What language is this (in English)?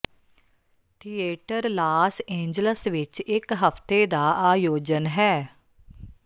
Punjabi